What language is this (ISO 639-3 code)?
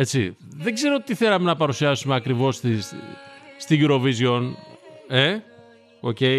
ell